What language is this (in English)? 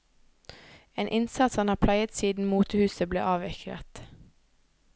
Norwegian